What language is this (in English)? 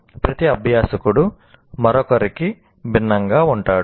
Telugu